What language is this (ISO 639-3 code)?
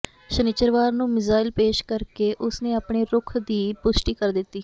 pan